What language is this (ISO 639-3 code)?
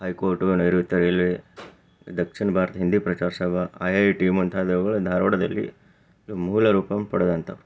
kan